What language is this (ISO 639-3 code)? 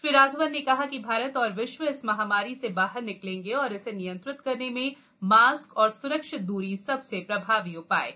hin